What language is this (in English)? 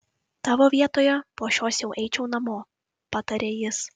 Lithuanian